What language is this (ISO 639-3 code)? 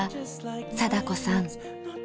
jpn